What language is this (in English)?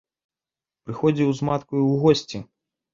Belarusian